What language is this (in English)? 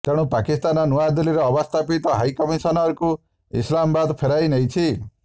Odia